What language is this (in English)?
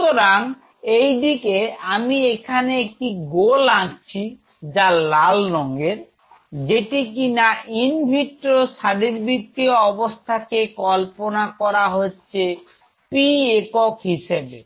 Bangla